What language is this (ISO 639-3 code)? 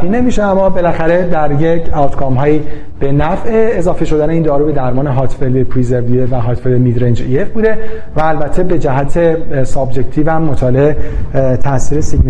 fas